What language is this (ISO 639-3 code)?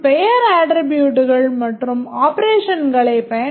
tam